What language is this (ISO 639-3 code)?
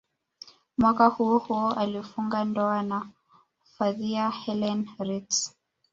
swa